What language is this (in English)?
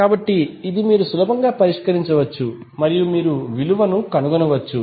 Telugu